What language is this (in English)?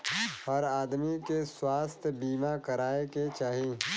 Bhojpuri